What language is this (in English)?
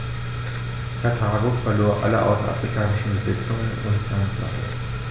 German